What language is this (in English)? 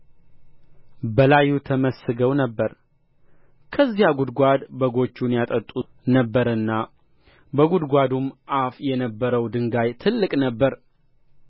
Amharic